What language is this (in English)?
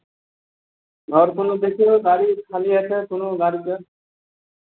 Maithili